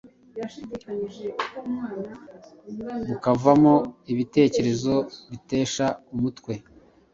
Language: Kinyarwanda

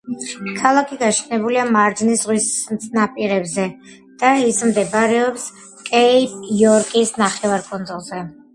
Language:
Georgian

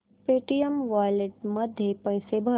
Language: Marathi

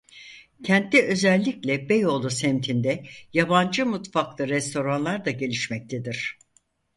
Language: Turkish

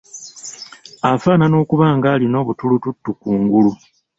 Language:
Ganda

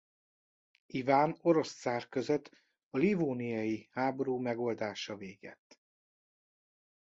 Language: Hungarian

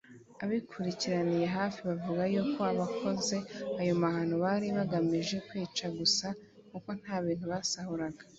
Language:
Kinyarwanda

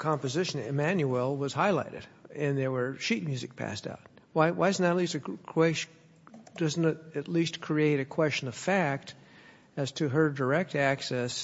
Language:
English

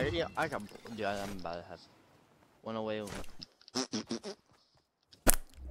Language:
English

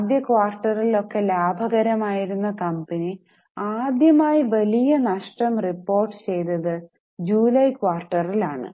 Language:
Malayalam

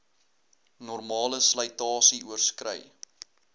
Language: Afrikaans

